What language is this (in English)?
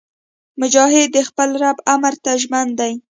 Pashto